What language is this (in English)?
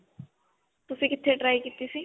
Punjabi